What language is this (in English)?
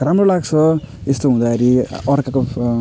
Nepali